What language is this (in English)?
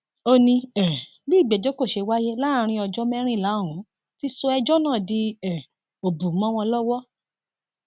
Yoruba